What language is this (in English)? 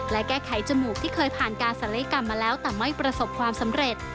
Thai